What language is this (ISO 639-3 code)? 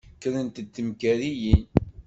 kab